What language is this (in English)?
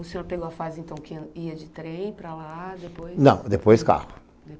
Portuguese